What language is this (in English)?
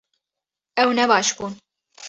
Kurdish